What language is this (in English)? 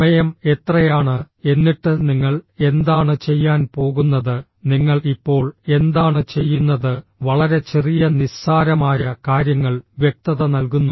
Malayalam